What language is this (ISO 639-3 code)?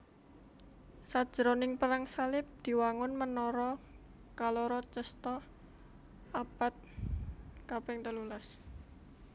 jav